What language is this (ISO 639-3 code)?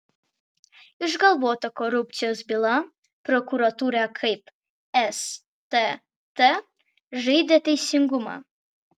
lit